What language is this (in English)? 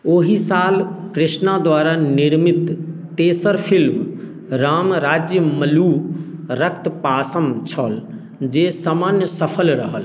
Maithili